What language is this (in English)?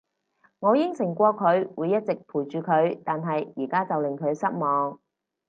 Cantonese